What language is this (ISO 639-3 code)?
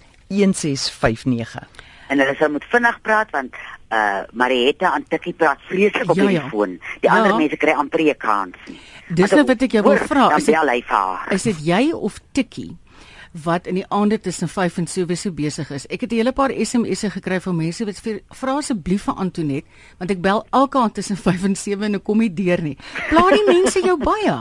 nld